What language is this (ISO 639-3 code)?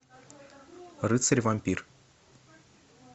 rus